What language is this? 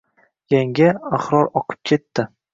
Uzbek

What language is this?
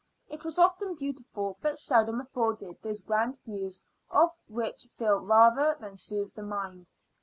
English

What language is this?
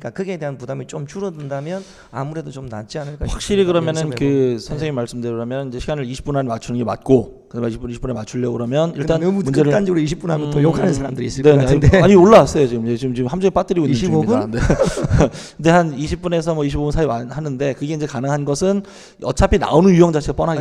Korean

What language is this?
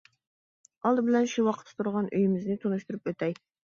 Uyghur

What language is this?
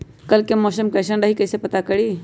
Magahi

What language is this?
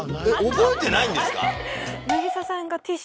Japanese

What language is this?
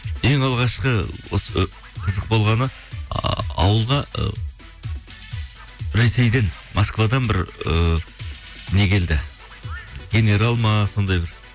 Kazakh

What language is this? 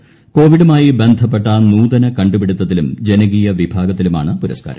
Malayalam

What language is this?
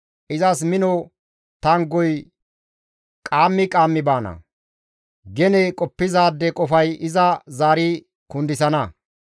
Gamo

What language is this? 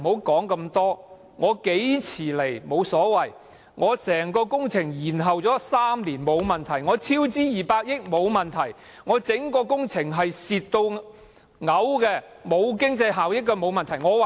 Cantonese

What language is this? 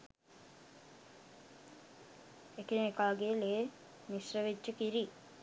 Sinhala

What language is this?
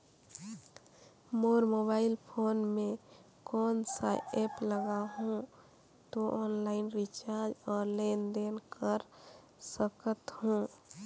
Chhattisgarhi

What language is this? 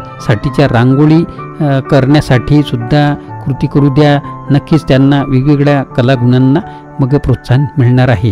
Marathi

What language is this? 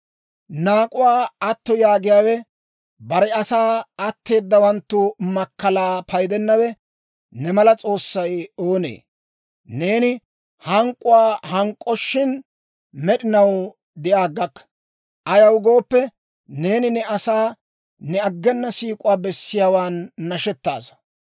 Dawro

